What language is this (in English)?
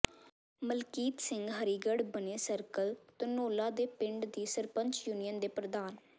Punjabi